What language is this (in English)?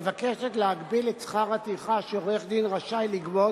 Hebrew